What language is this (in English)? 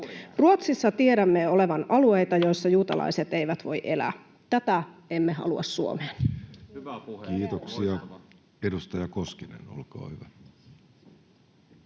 Finnish